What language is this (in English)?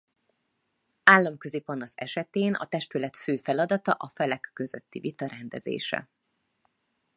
Hungarian